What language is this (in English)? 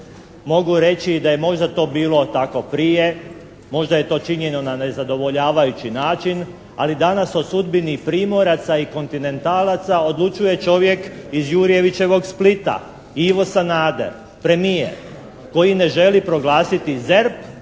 Croatian